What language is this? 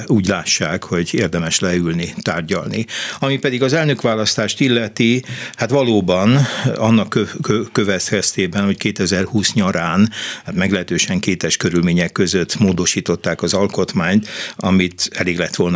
Hungarian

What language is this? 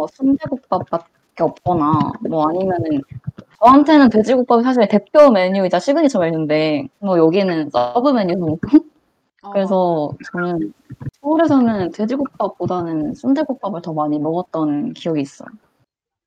Korean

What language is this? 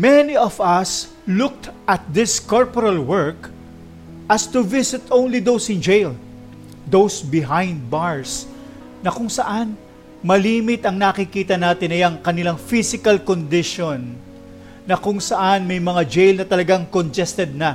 Filipino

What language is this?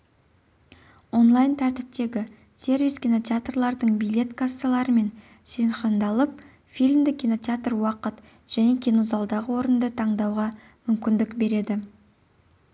Kazakh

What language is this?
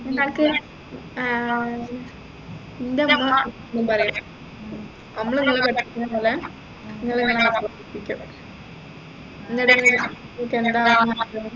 Malayalam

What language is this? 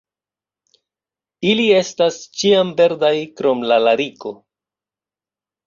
Esperanto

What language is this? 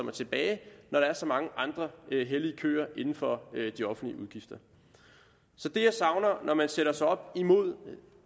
Danish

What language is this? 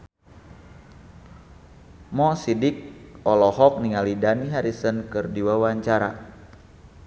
Sundanese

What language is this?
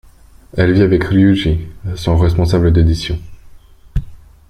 French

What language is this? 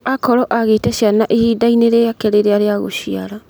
Kikuyu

